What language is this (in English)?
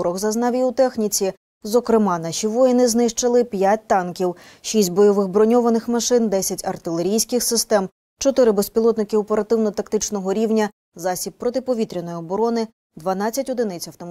Ukrainian